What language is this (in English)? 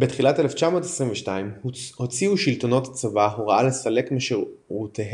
Hebrew